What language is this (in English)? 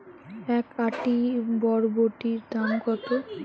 Bangla